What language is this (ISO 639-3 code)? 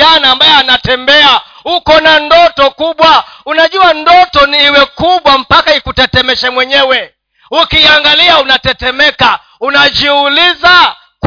swa